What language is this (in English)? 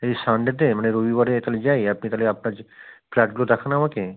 Bangla